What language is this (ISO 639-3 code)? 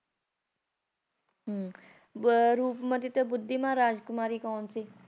pan